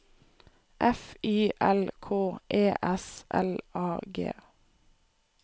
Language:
Norwegian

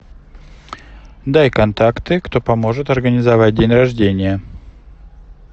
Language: Russian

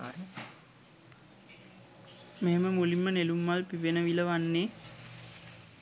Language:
Sinhala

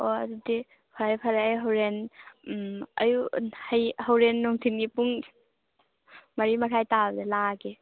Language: Manipuri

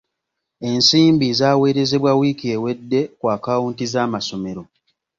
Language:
Ganda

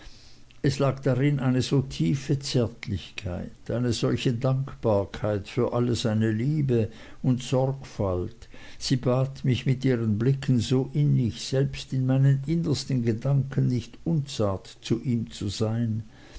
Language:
German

